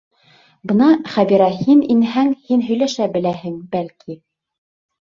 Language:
Bashkir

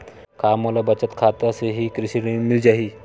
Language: Chhattisgarhi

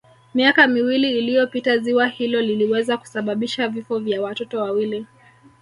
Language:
Swahili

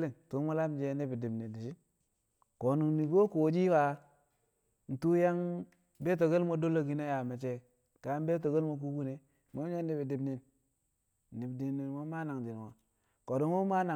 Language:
Kamo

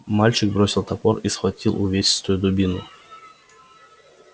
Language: Russian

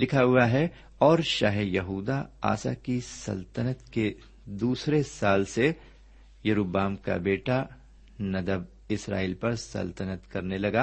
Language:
Urdu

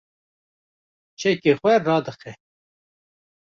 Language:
Kurdish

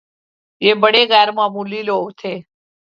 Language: Urdu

